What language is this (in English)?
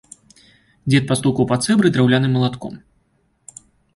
Belarusian